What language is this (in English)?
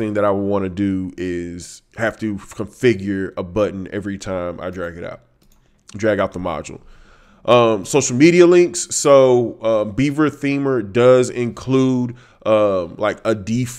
English